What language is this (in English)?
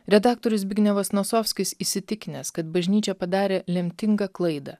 Lithuanian